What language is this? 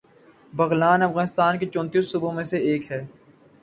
Urdu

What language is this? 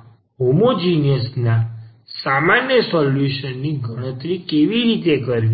Gujarati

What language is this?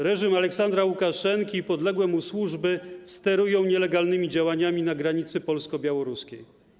Polish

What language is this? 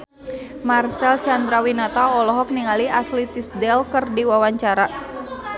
Sundanese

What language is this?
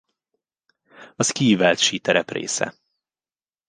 Hungarian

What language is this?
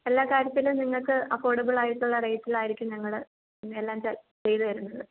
Malayalam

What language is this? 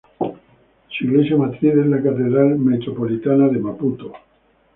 Spanish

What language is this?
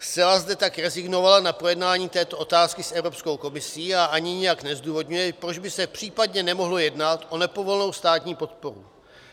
Czech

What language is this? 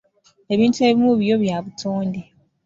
Ganda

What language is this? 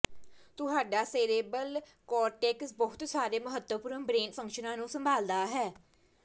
Punjabi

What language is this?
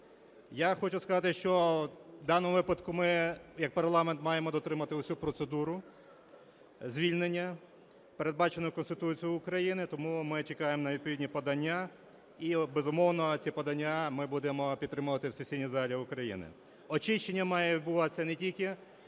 Ukrainian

